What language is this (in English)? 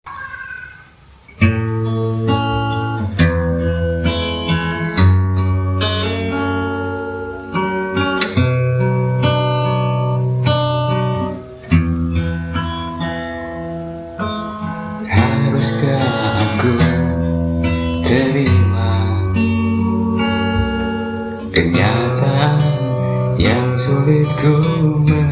Indonesian